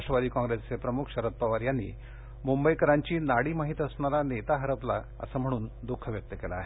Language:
Marathi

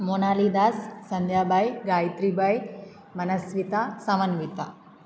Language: Sanskrit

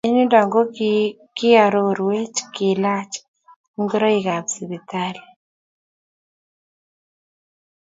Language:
Kalenjin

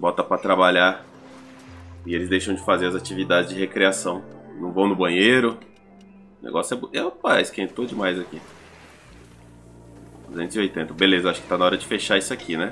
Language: Portuguese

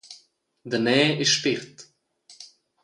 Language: Romansh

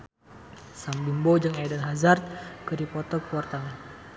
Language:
Sundanese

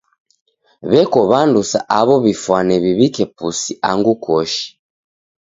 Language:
Taita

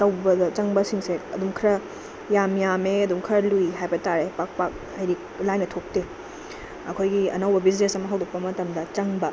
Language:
Manipuri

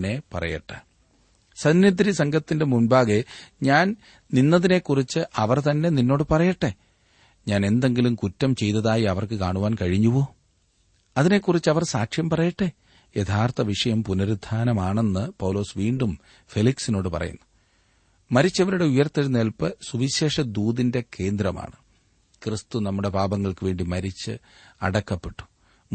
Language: Malayalam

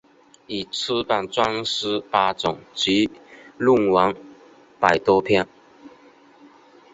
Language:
Chinese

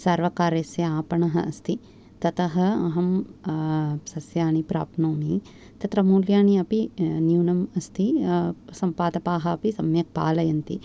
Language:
Sanskrit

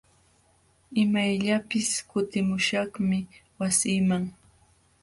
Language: Jauja Wanca Quechua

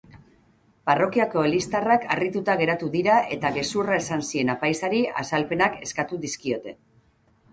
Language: Basque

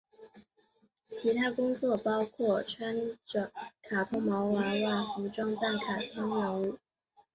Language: Chinese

